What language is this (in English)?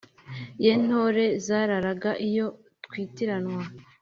Kinyarwanda